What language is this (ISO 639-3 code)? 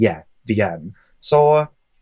cym